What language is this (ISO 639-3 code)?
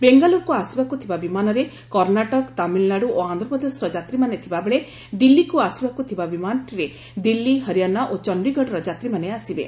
ori